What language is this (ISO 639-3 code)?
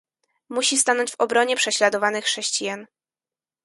pol